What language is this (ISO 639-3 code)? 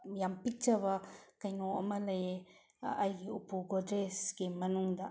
mni